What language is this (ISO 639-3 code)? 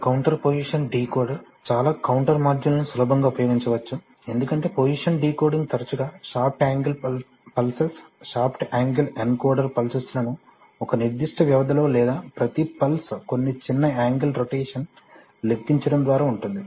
tel